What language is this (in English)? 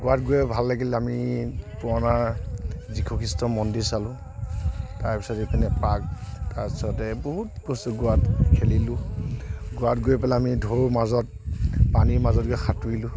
Assamese